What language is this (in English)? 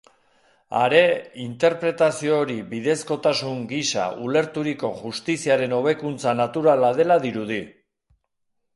Basque